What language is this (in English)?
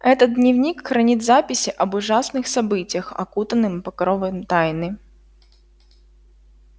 Russian